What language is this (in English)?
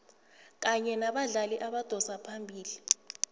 South Ndebele